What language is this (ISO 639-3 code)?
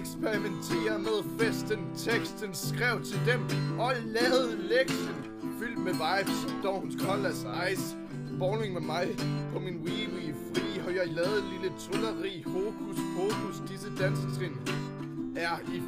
dan